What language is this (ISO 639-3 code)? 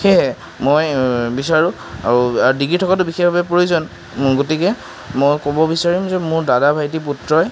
asm